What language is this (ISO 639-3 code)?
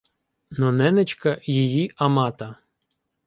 ukr